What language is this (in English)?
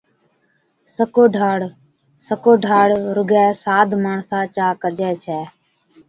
Od